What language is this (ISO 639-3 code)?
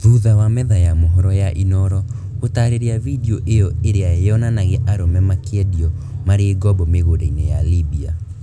kik